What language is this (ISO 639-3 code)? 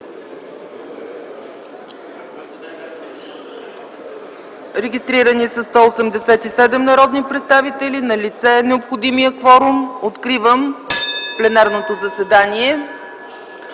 bul